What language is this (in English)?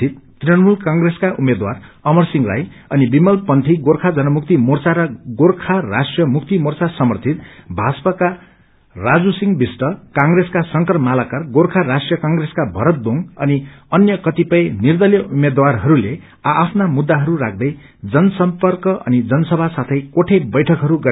Nepali